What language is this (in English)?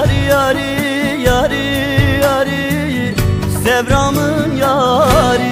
Turkish